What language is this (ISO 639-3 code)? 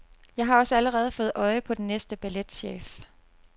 dan